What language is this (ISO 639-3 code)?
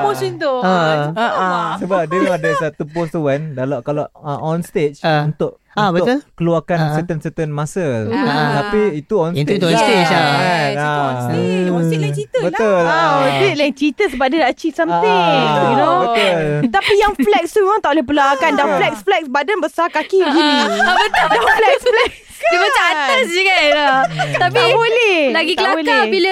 msa